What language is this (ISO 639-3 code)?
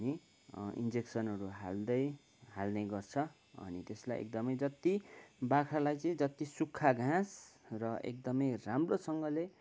nep